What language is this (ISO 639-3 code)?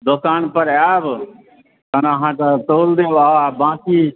mai